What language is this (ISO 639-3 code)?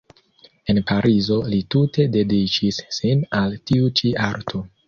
epo